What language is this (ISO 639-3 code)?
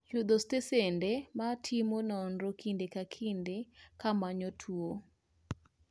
luo